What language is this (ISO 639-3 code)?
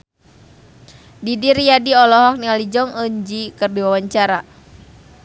sun